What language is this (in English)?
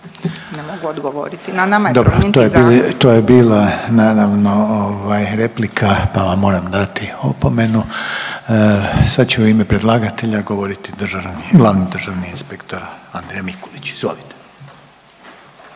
Croatian